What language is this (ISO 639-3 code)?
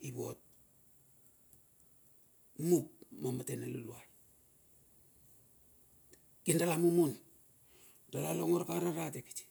bxf